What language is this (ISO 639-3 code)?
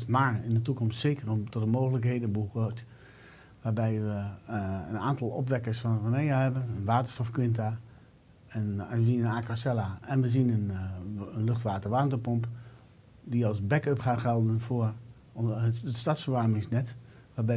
nld